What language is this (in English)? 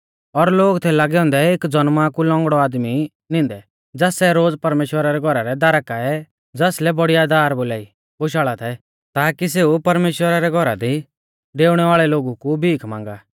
Mahasu Pahari